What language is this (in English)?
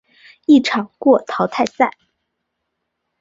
Chinese